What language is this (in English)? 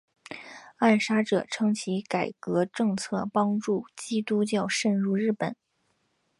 Chinese